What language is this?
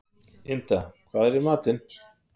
Icelandic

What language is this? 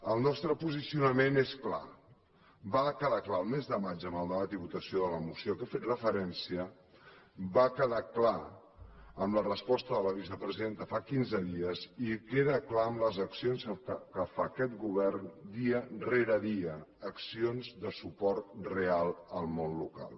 Catalan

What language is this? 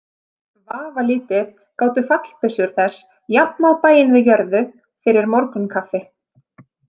Icelandic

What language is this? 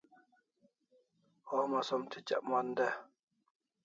Kalasha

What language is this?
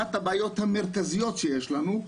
Hebrew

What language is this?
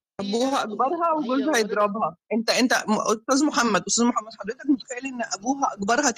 Arabic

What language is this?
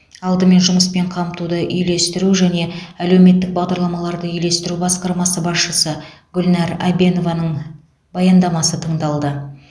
Kazakh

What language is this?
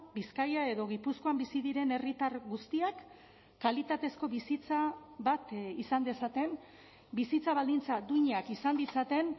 Basque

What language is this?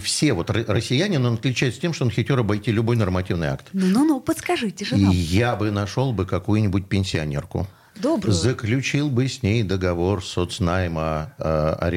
Russian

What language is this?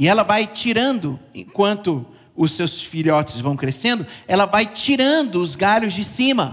Portuguese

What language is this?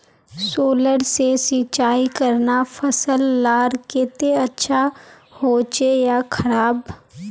Magahi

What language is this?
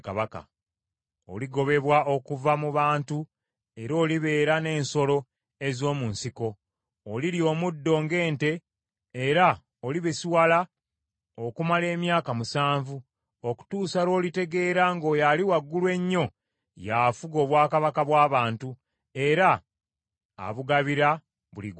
Ganda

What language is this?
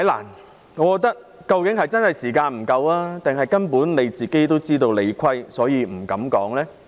Cantonese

